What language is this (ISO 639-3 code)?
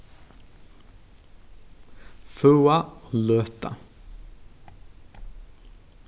fao